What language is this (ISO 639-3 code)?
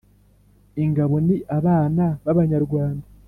kin